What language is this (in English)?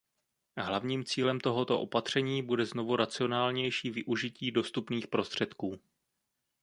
Czech